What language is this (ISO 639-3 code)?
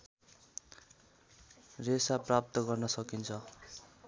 nep